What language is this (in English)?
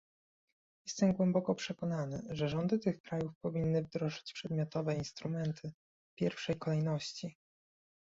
Polish